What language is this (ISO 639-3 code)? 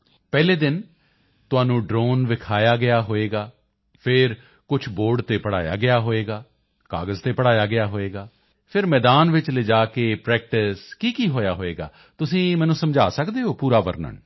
pan